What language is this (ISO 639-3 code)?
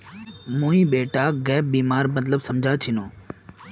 mag